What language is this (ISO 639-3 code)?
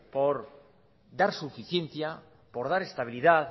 spa